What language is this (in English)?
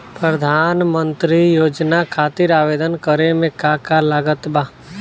Bhojpuri